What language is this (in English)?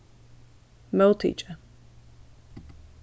Faroese